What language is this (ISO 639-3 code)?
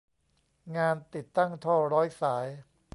tha